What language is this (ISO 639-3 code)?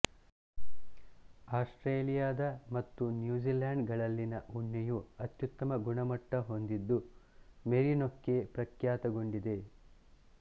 kan